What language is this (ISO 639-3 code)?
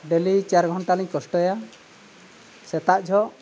sat